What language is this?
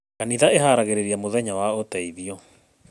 Kikuyu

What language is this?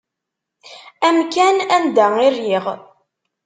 Kabyle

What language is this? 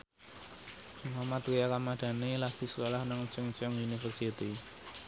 Javanese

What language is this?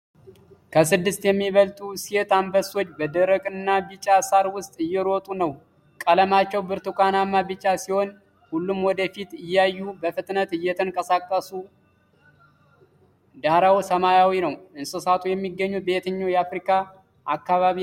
Amharic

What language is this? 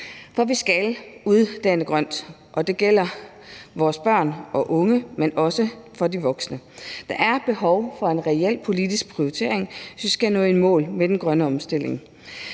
Danish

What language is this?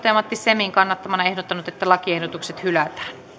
Finnish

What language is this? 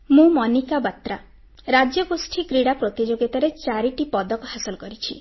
Odia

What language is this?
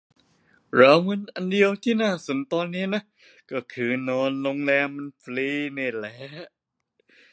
Thai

